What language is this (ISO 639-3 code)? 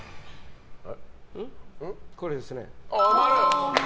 jpn